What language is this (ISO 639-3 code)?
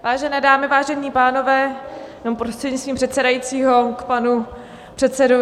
ces